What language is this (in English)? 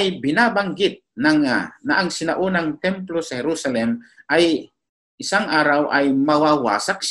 Filipino